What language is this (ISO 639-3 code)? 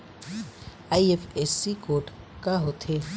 hne